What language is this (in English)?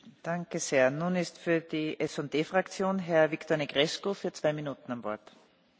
Romanian